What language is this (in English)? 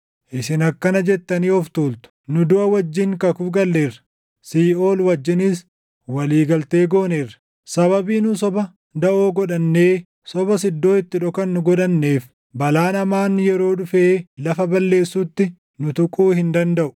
Oromo